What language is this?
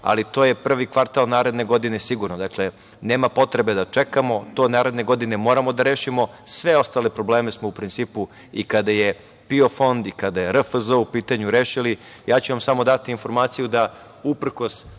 Serbian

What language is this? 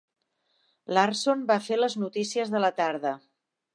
Catalan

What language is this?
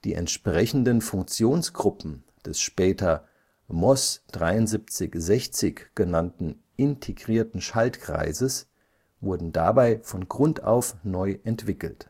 German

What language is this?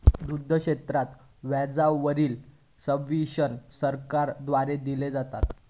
Marathi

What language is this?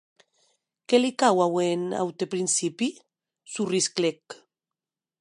Occitan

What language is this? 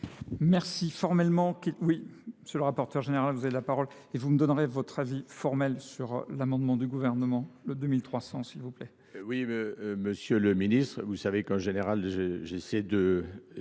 French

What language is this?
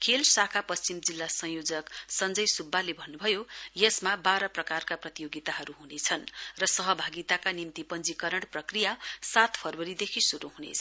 Nepali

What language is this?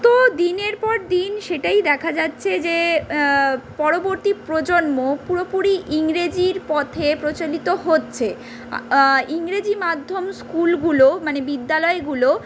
Bangla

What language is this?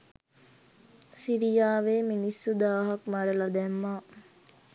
Sinhala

